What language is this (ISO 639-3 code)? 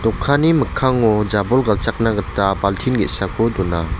grt